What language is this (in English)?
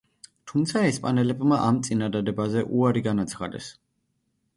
Georgian